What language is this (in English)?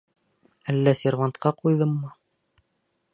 Bashkir